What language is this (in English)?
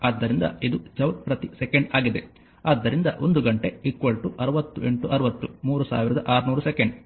Kannada